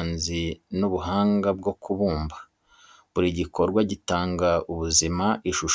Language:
Kinyarwanda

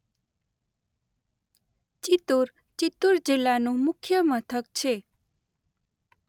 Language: Gujarati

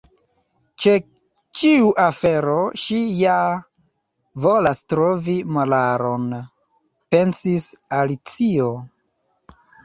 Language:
Esperanto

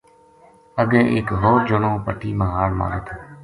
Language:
Gujari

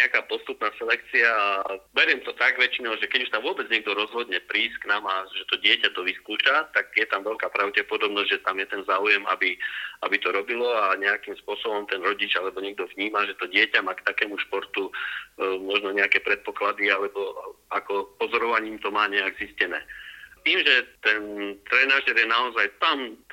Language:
Slovak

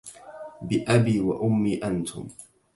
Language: Arabic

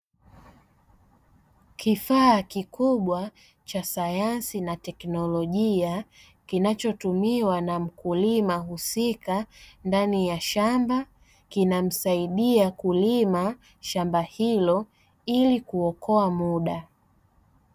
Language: Swahili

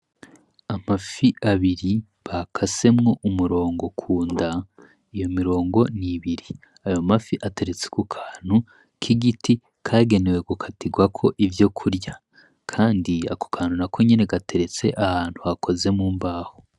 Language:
Rundi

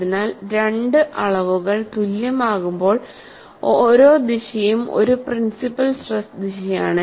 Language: Malayalam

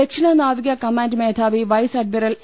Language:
Malayalam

